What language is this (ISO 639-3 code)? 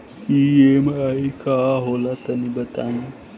bho